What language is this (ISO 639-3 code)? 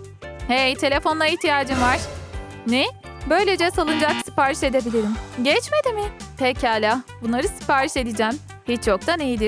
tur